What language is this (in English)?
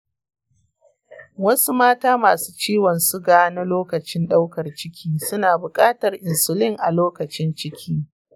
Hausa